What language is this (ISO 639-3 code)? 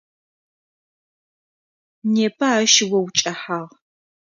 ady